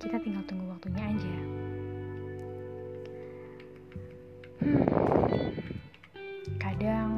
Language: Indonesian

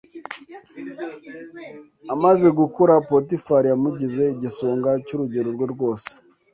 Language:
Kinyarwanda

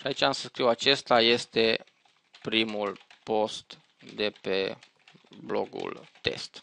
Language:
Romanian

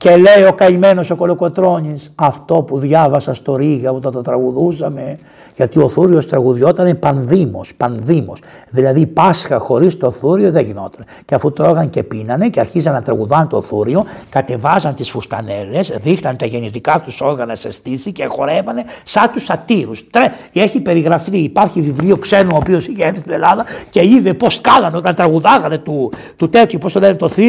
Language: Greek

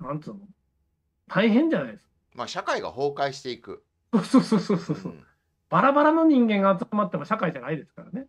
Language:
Japanese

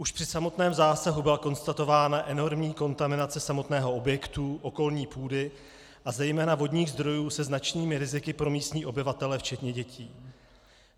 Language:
Czech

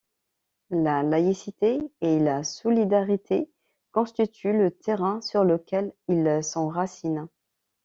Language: French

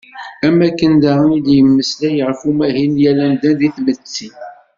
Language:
Kabyle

